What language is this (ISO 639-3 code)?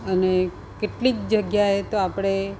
guj